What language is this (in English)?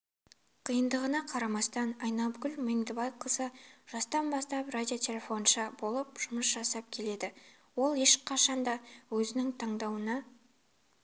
Kazakh